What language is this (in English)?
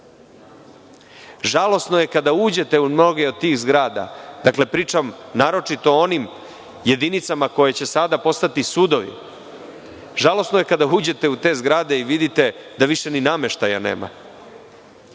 Serbian